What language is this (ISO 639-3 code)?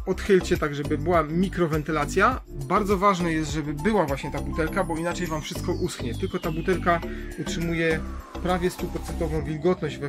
pol